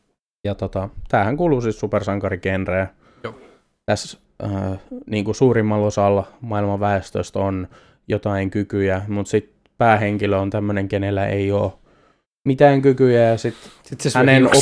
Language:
Finnish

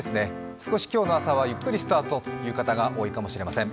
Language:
Japanese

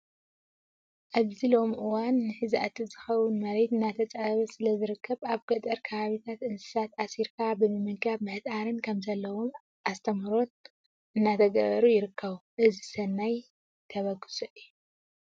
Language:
Tigrinya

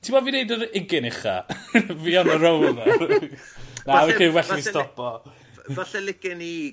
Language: Welsh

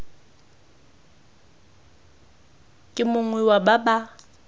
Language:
Tswana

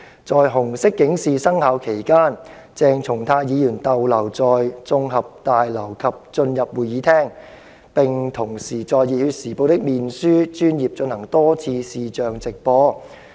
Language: Cantonese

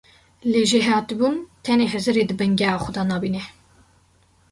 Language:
Kurdish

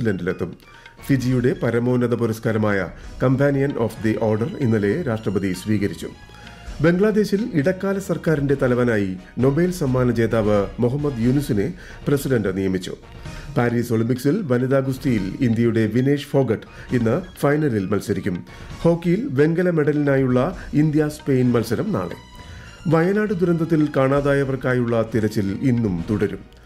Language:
Malayalam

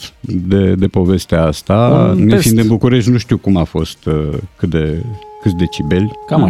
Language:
Romanian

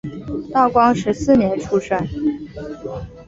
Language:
Chinese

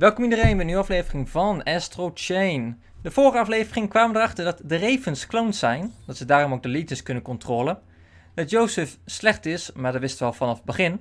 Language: Dutch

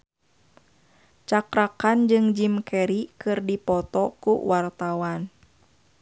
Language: Sundanese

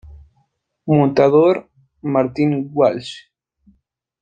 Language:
Spanish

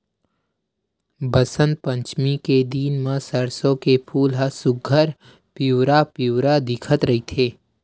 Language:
Chhattisgarhi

